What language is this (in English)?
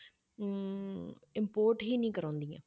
Punjabi